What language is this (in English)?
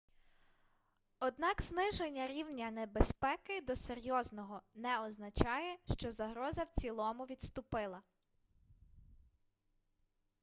Ukrainian